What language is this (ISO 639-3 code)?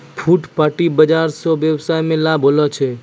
mai